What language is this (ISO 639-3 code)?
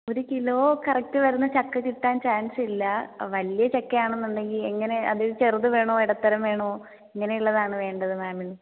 mal